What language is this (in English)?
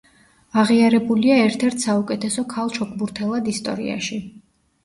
Georgian